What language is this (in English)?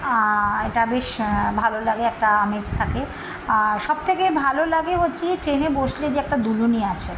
Bangla